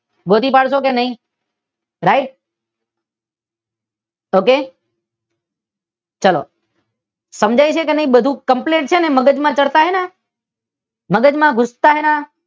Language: Gujarati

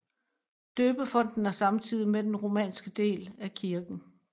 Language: Danish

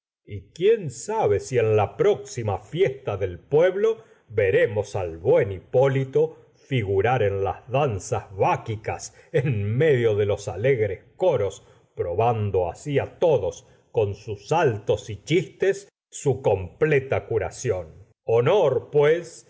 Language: Spanish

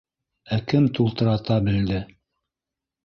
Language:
Bashkir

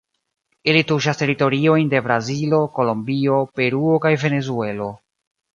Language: Esperanto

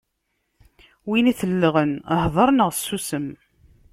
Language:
Kabyle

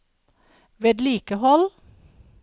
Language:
Norwegian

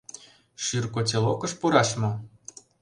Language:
Mari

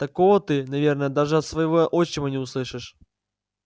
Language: Russian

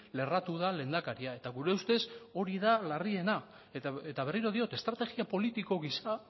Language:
Basque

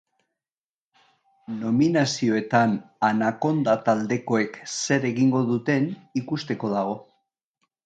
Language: Basque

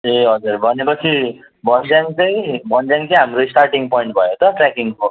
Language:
Nepali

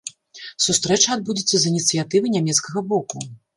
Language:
Belarusian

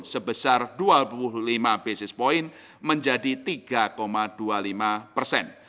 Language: Indonesian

